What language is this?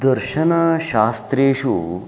Sanskrit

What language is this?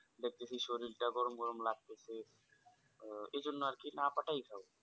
Bangla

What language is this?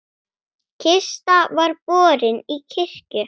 Icelandic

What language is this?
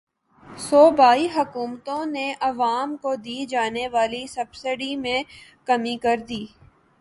Urdu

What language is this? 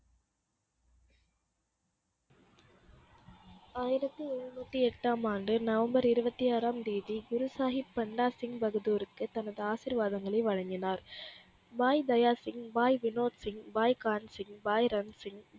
Tamil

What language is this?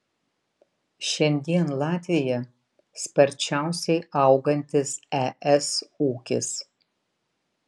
Lithuanian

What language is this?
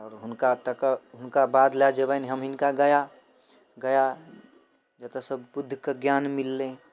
Maithili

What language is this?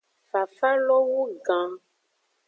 Aja (Benin)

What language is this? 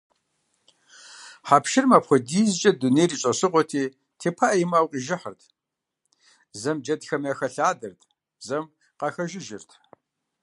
Kabardian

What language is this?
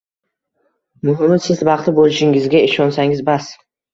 Uzbek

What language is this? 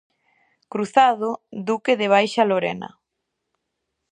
Galician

